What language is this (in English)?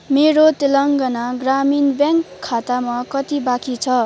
Nepali